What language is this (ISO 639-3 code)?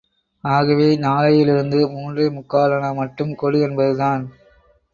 tam